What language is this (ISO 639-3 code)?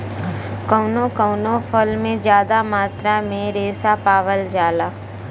bho